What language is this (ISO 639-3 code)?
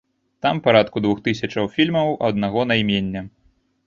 bel